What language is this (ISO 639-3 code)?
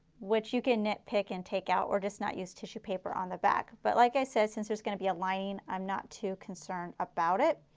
eng